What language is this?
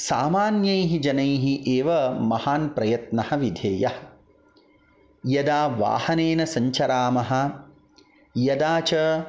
Sanskrit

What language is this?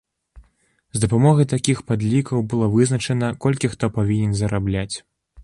Belarusian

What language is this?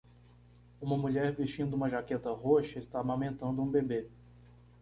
Portuguese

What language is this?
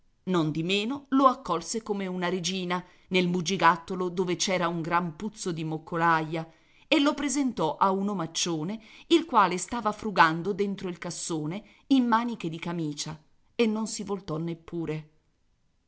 Italian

